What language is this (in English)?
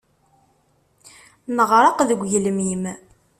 Kabyle